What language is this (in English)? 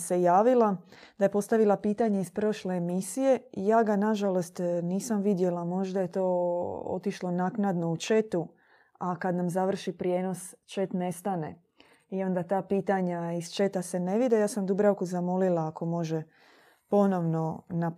Croatian